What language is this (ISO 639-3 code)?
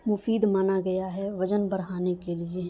urd